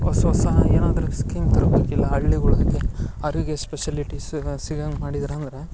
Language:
Kannada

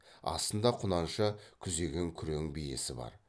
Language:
Kazakh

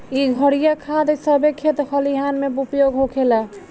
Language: Bhojpuri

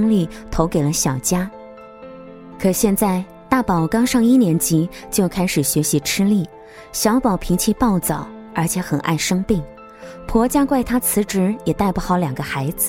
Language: Chinese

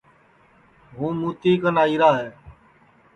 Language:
Sansi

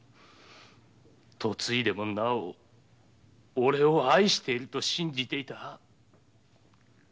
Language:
Japanese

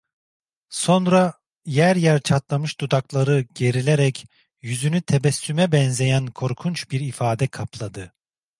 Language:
Turkish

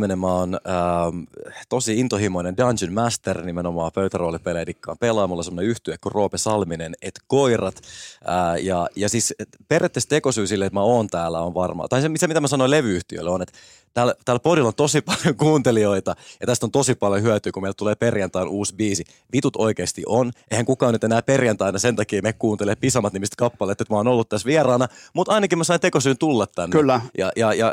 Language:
Finnish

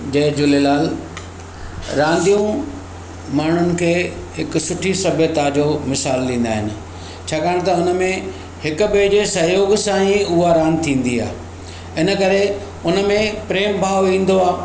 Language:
Sindhi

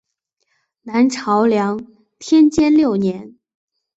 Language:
Chinese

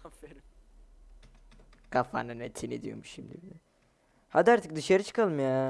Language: Turkish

